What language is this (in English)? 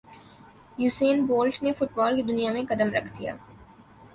Urdu